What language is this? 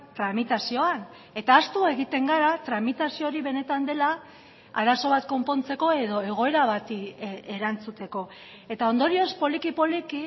Basque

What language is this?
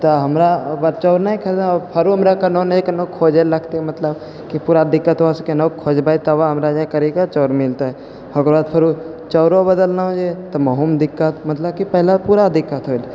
Maithili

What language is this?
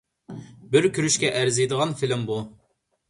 Uyghur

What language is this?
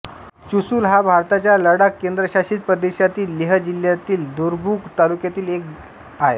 Marathi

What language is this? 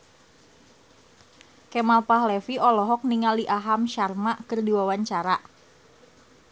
Sundanese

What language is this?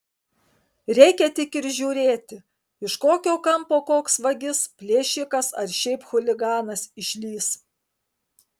Lithuanian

